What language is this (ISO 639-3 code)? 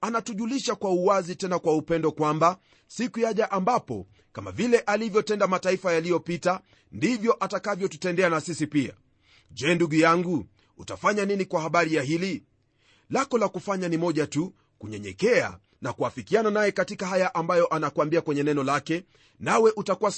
swa